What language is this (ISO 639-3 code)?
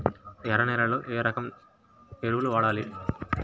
tel